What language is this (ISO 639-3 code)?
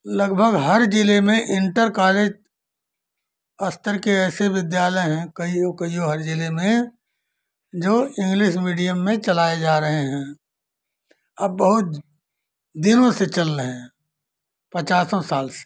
hin